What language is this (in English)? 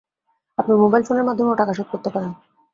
Bangla